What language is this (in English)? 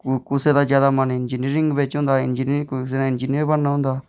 Dogri